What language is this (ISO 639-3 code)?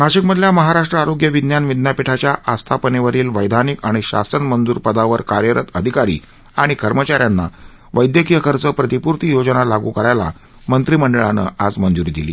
mar